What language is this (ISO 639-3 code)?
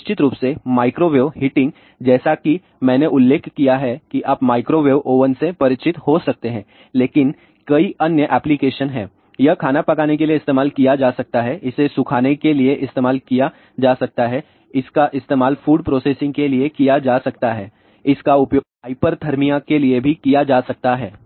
hin